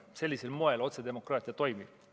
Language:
Estonian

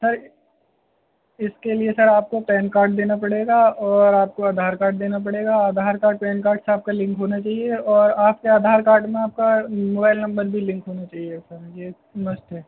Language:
Urdu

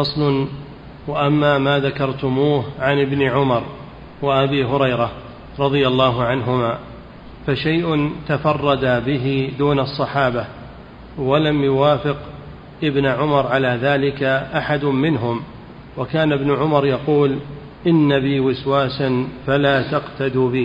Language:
Arabic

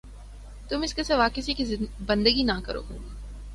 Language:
Urdu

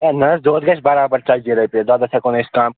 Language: Kashmiri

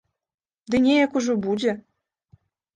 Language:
Belarusian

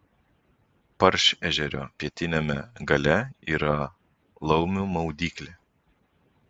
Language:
Lithuanian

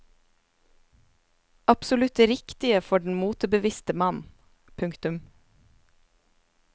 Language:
Norwegian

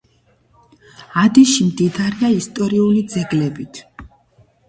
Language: Georgian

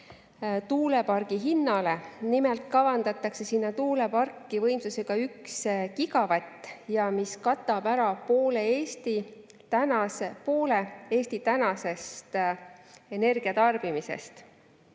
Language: Estonian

